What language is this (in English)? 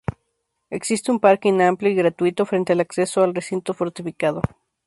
Spanish